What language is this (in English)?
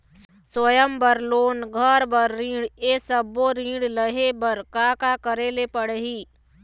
Chhattisgarhi